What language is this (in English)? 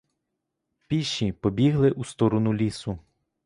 Ukrainian